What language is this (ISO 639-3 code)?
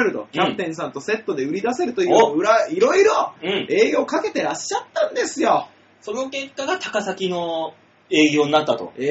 jpn